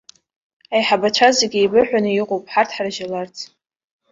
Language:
Abkhazian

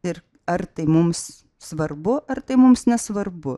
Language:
Lithuanian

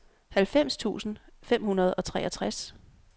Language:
Danish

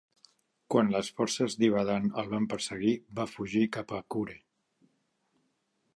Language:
Catalan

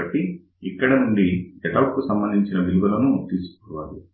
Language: Telugu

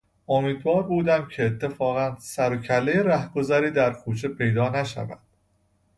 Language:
Persian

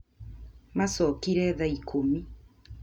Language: Kikuyu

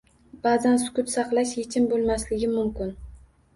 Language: Uzbek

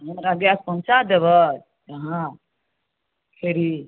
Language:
Maithili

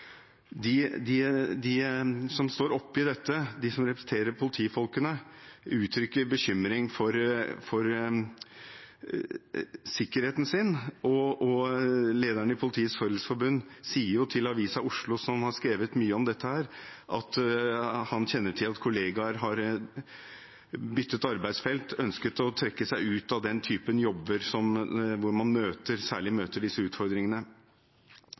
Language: Norwegian Bokmål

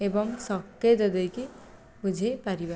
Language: Odia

